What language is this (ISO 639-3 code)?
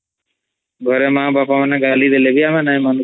ori